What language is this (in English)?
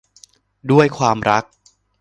Thai